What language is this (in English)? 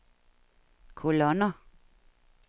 Danish